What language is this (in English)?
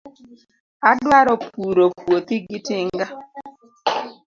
Luo (Kenya and Tanzania)